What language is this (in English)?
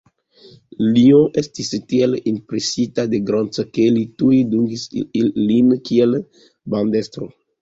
Esperanto